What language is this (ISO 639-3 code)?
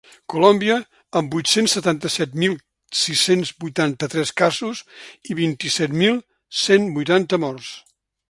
cat